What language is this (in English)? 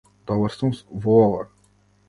Macedonian